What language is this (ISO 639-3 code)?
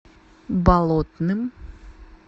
rus